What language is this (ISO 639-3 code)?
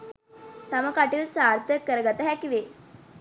sin